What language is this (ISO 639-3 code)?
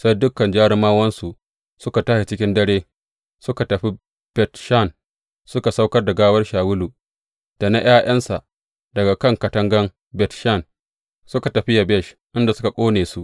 hau